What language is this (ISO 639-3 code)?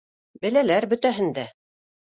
bak